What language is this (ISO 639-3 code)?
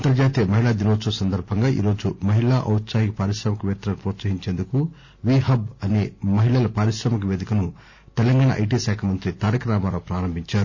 tel